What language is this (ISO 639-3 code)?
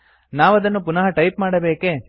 kan